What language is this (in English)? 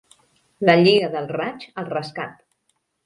Catalan